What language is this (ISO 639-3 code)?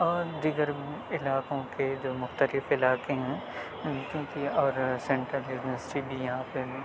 urd